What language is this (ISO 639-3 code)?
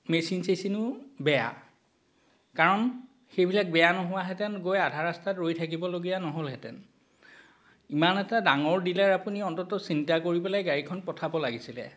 asm